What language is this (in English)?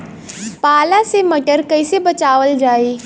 Bhojpuri